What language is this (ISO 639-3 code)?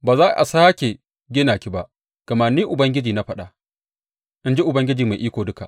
hau